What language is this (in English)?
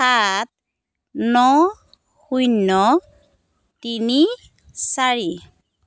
Assamese